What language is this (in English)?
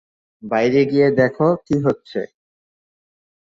Bangla